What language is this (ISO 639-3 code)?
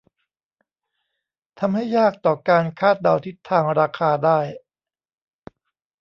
tha